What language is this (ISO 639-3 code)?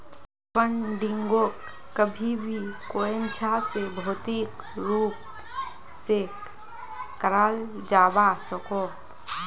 mag